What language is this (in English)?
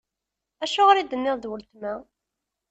Kabyle